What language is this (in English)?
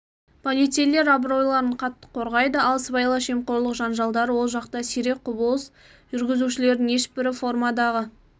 Kazakh